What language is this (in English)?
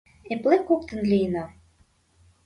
Mari